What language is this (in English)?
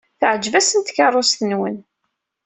Kabyle